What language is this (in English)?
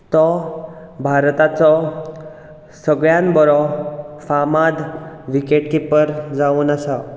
Konkani